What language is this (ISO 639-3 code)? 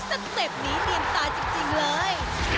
tha